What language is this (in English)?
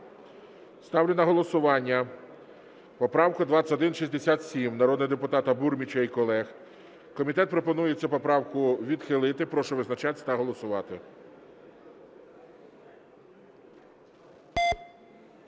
Ukrainian